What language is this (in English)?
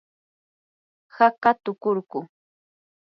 Yanahuanca Pasco Quechua